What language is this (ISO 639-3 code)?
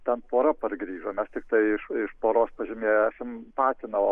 lit